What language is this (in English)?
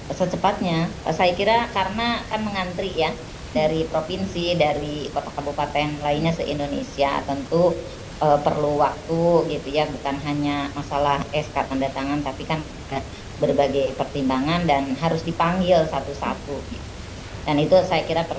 Indonesian